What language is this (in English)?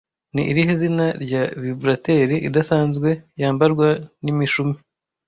Kinyarwanda